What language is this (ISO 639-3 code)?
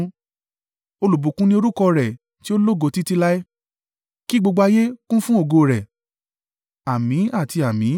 yor